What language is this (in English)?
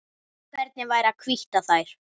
Icelandic